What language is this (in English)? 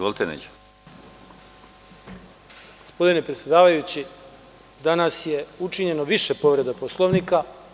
Serbian